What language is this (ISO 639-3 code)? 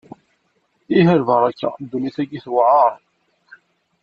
kab